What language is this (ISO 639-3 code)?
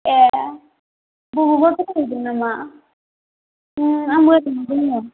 brx